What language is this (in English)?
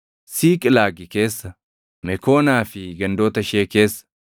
Oromo